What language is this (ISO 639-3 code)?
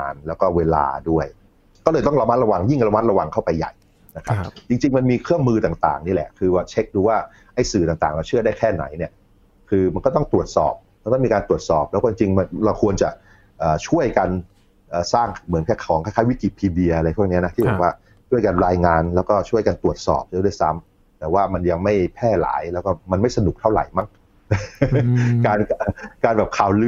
tha